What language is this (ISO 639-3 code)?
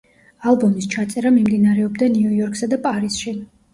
kat